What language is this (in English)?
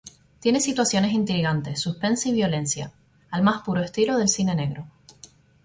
Spanish